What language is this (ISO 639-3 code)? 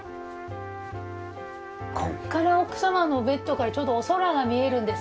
jpn